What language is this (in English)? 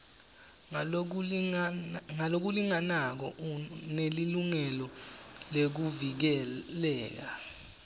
Swati